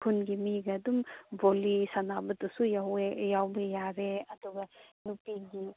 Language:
Manipuri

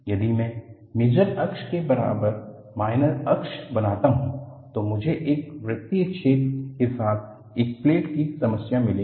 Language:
Hindi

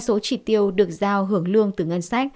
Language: Vietnamese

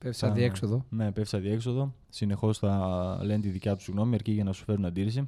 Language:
Greek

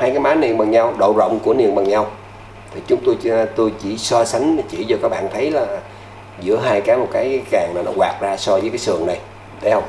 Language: Vietnamese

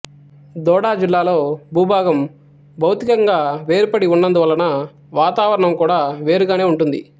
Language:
Telugu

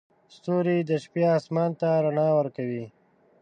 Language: Pashto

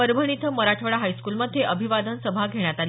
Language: Marathi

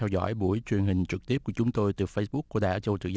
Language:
Vietnamese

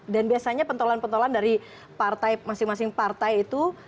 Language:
Indonesian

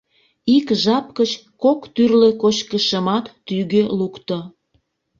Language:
Mari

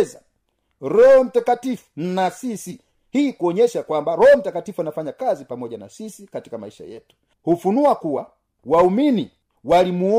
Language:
Swahili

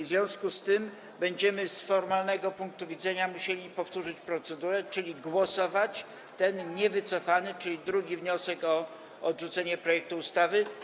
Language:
Polish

